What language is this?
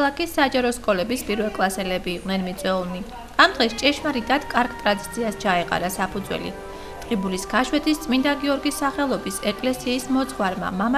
Turkish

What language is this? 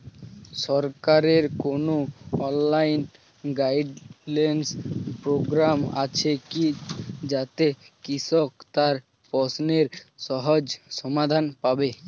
Bangla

